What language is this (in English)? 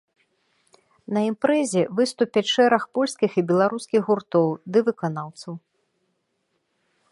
Belarusian